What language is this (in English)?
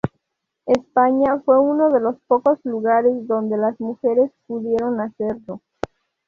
Spanish